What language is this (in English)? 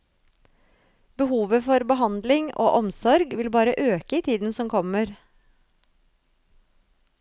Norwegian